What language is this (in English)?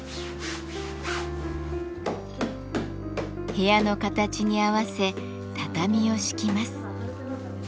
Japanese